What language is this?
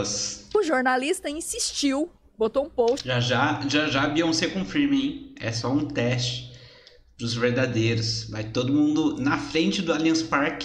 Portuguese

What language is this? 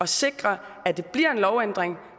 Danish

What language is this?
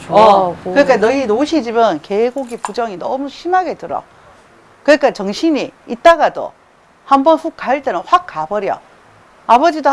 Korean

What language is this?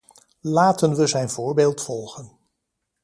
Dutch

